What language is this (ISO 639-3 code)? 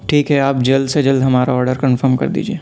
urd